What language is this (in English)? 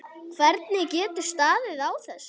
Icelandic